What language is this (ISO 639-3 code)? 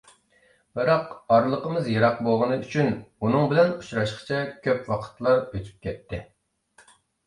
uig